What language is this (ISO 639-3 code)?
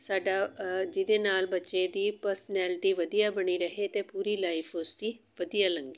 pan